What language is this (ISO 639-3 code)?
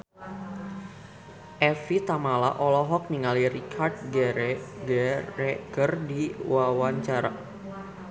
sun